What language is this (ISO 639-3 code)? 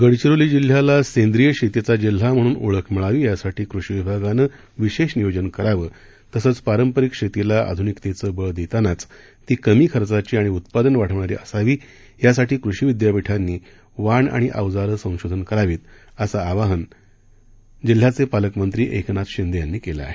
mar